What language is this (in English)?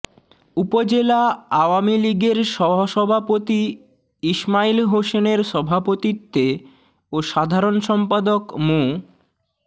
Bangla